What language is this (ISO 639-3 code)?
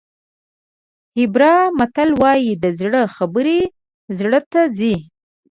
pus